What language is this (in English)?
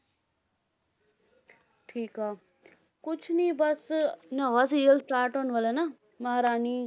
Punjabi